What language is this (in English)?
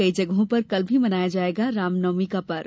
Hindi